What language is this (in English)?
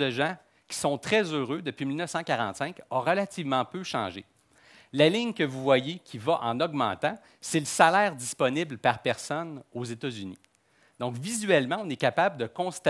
French